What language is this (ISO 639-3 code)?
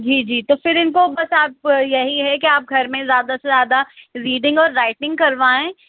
urd